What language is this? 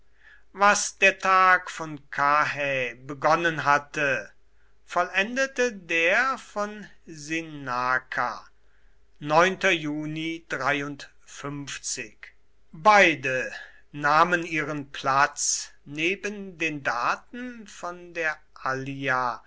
German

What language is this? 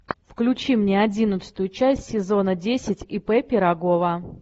Russian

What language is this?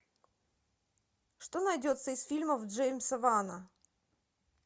Russian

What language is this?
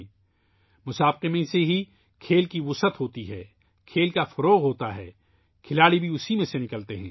Urdu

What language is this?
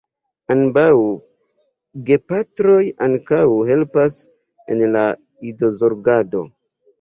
Esperanto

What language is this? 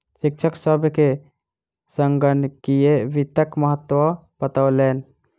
Maithili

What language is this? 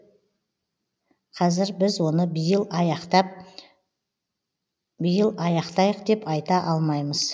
Kazakh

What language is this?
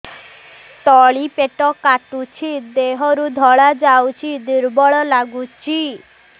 Odia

